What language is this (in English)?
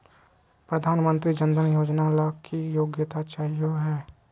Magahi